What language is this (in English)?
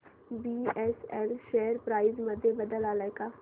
Marathi